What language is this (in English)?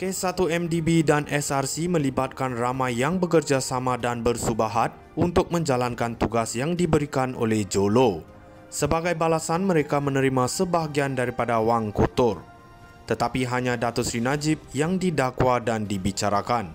Malay